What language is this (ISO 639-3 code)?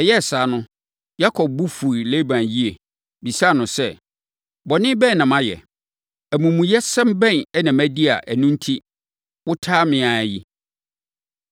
aka